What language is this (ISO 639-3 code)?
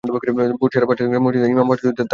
ben